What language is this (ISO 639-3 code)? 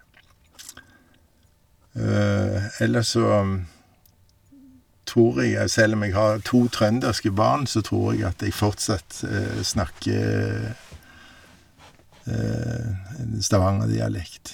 nor